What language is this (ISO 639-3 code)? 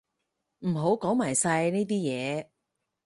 yue